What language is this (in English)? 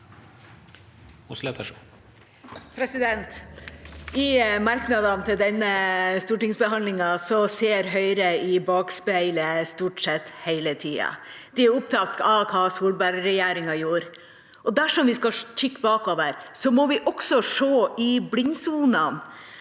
Norwegian